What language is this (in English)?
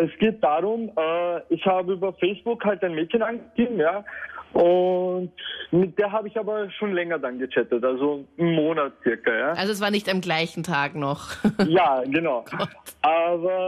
German